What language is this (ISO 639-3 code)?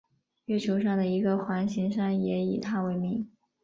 zho